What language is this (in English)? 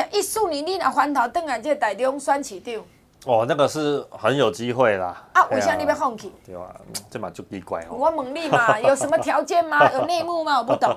Chinese